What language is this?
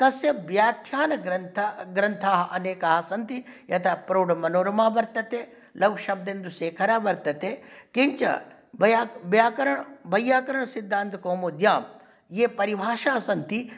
Sanskrit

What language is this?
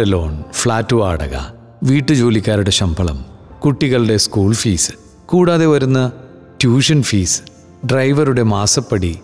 Malayalam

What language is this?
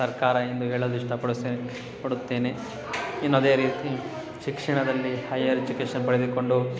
Kannada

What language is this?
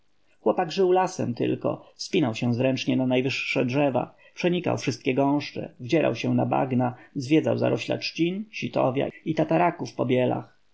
Polish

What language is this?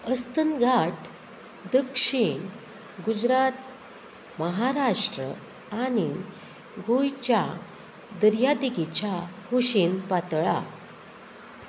Konkani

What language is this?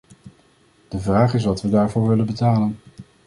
Dutch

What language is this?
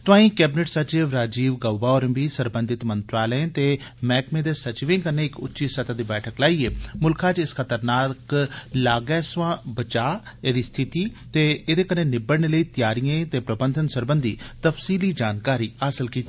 Dogri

